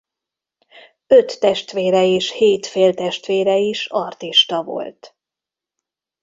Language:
Hungarian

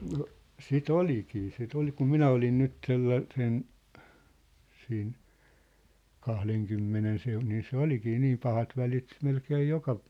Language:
Finnish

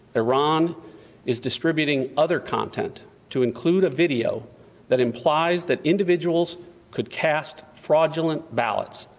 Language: English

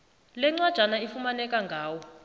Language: South Ndebele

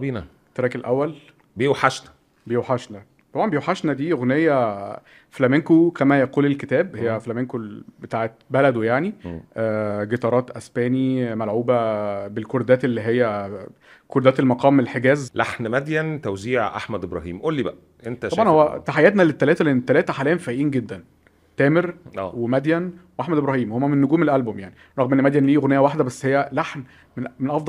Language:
Arabic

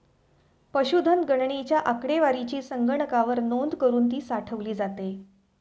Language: Marathi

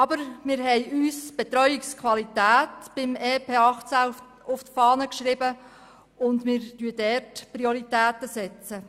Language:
Swiss German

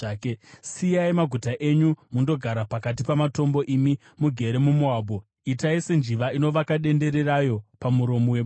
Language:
Shona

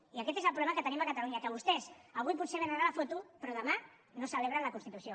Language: Catalan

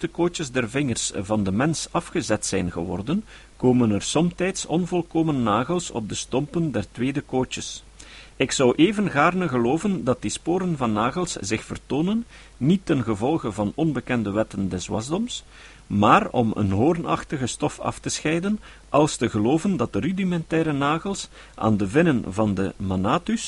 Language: Dutch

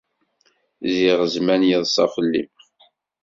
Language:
Kabyle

